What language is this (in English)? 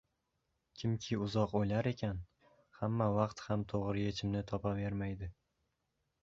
Uzbek